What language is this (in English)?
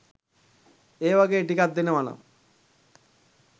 Sinhala